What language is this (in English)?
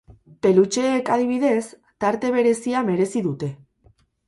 Basque